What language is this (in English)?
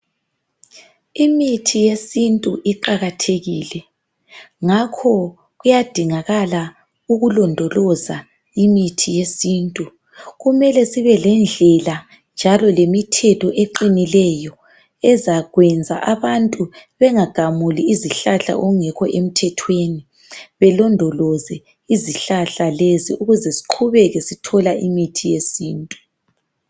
North Ndebele